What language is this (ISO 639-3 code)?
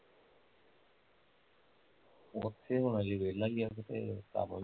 pan